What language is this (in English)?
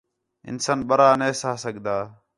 Khetrani